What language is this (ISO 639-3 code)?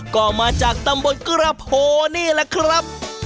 tha